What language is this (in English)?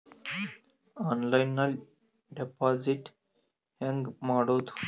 Kannada